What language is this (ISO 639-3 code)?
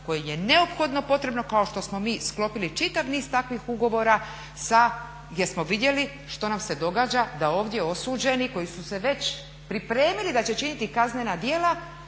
hrv